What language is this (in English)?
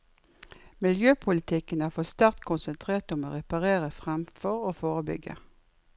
Norwegian